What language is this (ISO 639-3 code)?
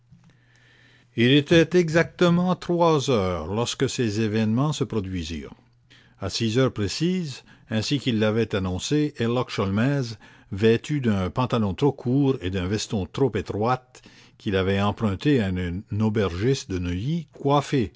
fra